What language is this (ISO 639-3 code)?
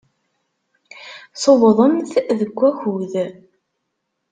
kab